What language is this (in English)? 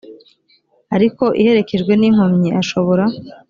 Kinyarwanda